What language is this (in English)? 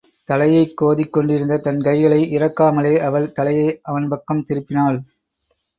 Tamil